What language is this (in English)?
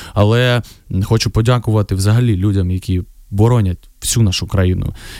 Ukrainian